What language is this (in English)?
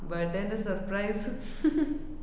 Malayalam